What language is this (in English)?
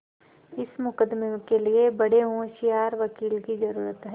Hindi